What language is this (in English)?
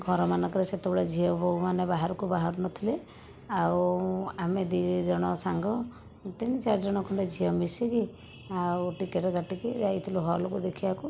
Odia